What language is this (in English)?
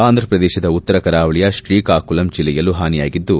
Kannada